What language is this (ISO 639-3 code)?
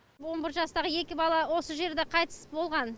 kaz